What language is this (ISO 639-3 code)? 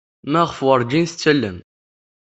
kab